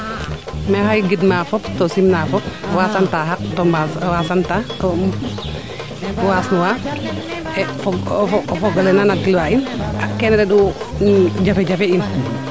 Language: Serer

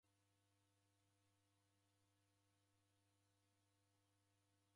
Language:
Taita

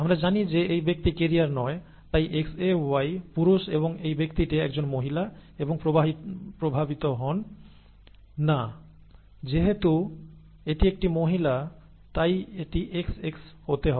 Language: Bangla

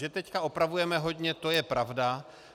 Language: Czech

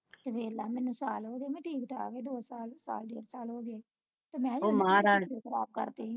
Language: Punjabi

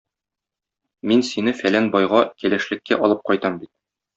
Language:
Tatar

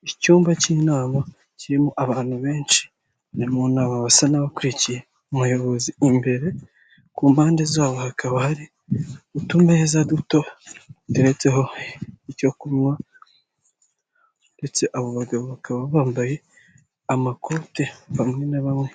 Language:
Kinyarwanda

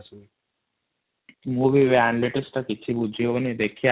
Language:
Odia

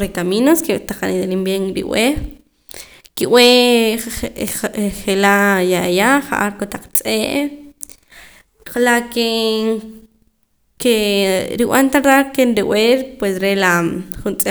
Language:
Poqomam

